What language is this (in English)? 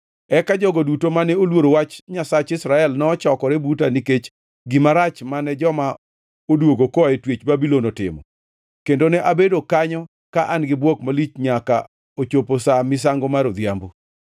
Luo (Kenya and Tanzania)